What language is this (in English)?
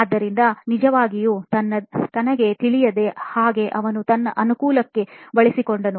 Kannada